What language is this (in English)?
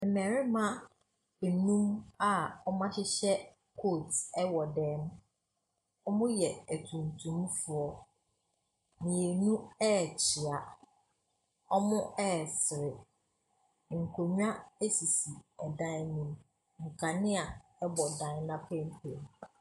Akan